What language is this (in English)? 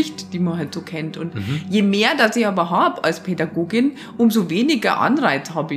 German